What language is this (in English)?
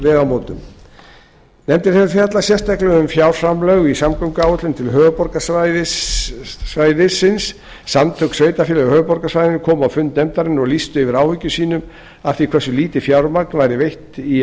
Icelandic